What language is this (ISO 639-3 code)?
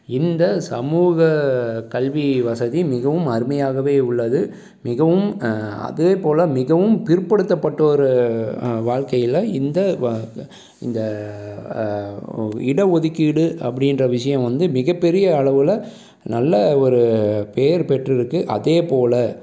tam